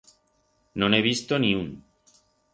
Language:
Aragonese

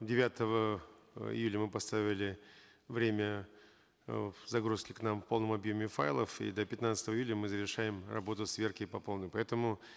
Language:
Kazakh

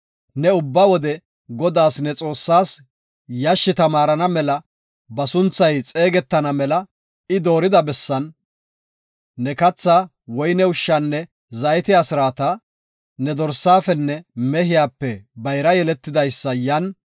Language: Gofa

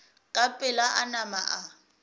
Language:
Northern Sotho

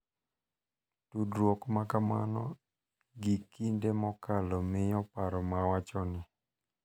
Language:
Luo (Kenya and Tanzania)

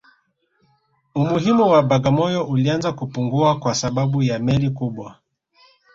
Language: Swahili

